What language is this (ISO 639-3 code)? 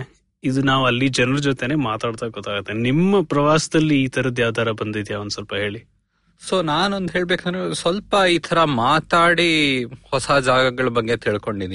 kan